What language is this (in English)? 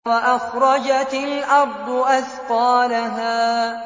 Arabic